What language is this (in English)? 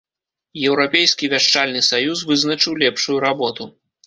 Belarusian